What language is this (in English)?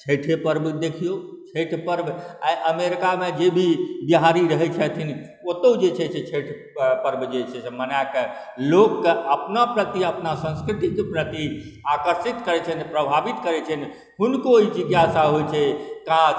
Maithili